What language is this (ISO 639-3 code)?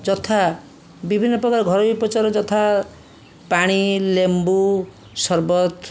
ori